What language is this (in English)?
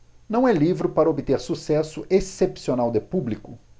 Portuguese